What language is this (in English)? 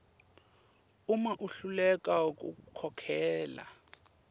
Swati